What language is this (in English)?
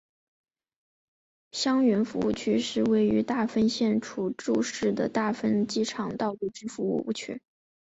Chinese